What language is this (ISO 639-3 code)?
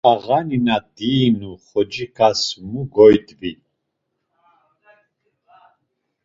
lzz